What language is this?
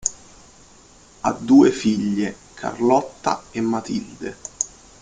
Italian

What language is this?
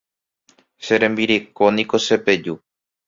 Guarani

